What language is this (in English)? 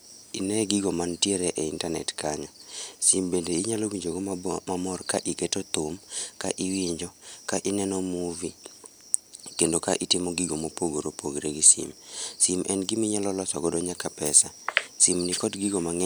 Luo (Kenya and Tanzania)